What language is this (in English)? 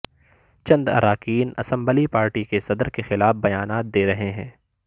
Urdu